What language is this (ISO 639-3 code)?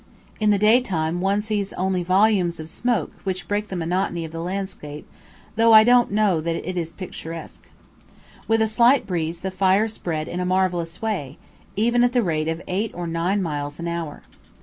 eng